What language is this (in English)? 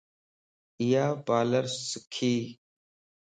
Lasi